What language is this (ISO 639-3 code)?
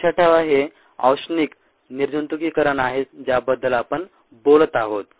mar